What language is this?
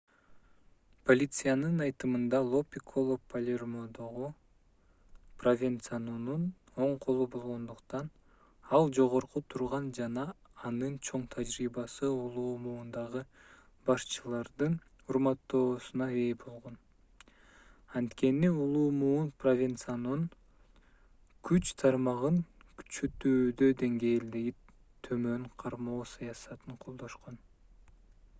Kyrgyz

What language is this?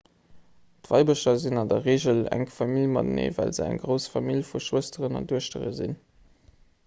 Luxembourgish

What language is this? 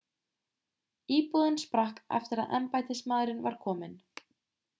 Icelandic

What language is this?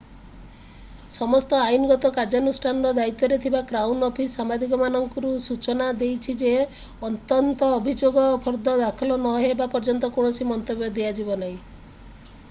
Odia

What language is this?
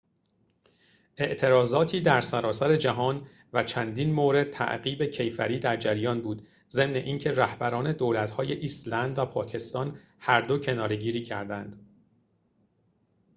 Persian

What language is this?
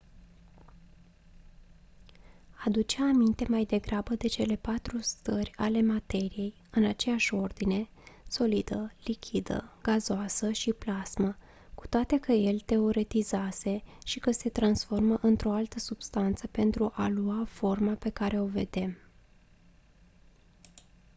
Romanian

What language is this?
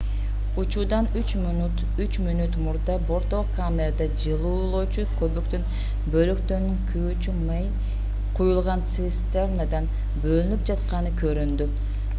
Kyrgyz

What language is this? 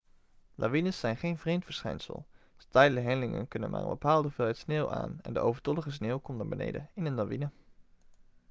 Dutch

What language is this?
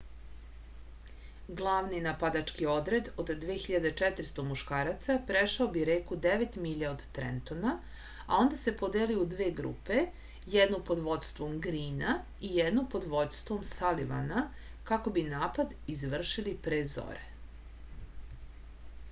Serbian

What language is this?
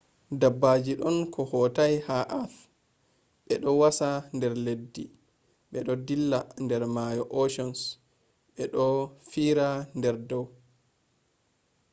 Fula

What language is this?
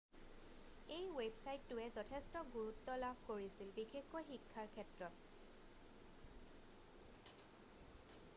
Assamese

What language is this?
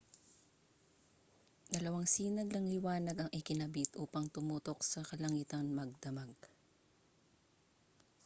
Filipino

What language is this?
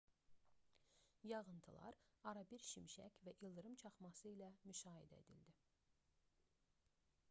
Azerbaijani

